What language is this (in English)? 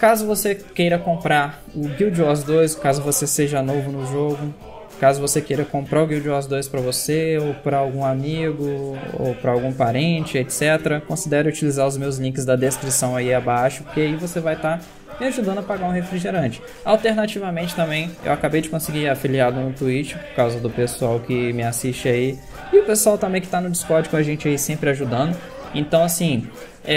Portuguese